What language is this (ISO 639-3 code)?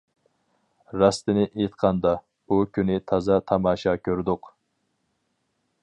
uig